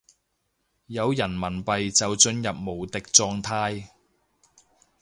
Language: Cantonese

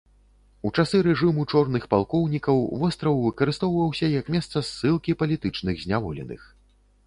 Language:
Belarusian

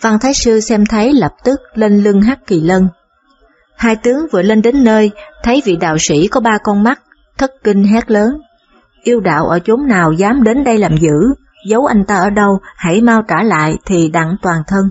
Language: Vietnamese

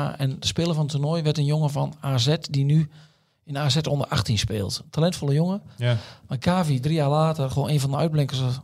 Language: Dutch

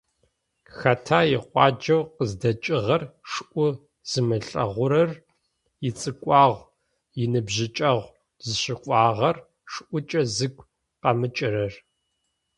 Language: Adyghe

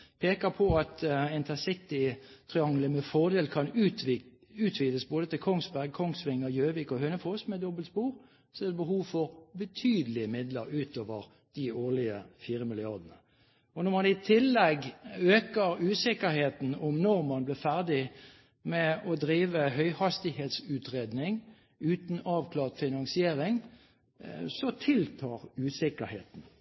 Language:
Norwegian Bokmål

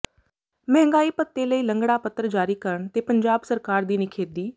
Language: Punjabi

